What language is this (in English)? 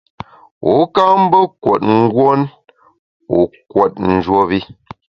Bamun